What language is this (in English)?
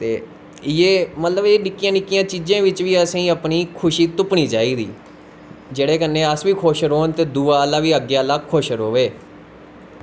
Dogri